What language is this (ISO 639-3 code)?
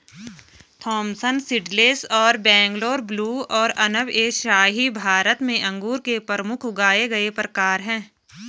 hin